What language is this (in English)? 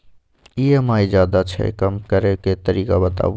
Maithili